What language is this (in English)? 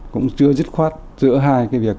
Vietnamese